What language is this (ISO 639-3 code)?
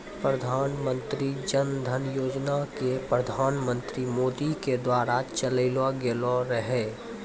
mai